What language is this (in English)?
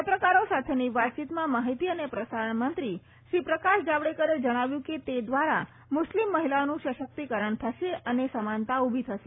Gujarati